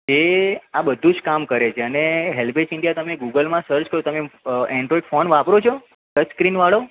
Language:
Gujarati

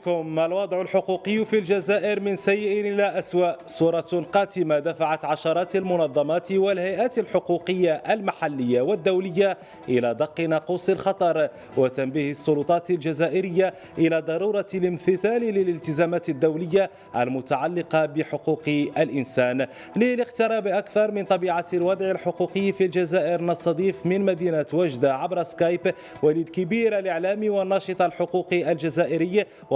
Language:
Arabic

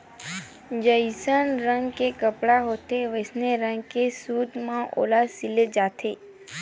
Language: Chhattisgarhi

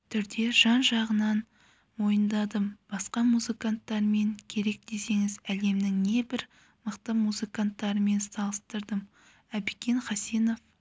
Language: Kazakh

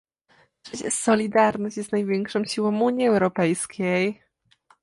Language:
Polish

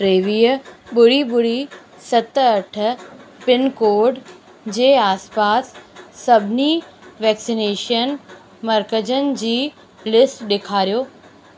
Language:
Sindhi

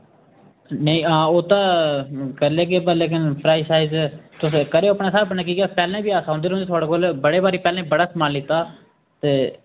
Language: Dogri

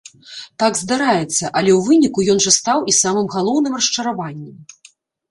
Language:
Belarusian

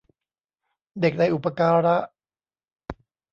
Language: Thai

